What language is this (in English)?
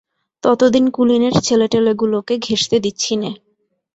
Bangla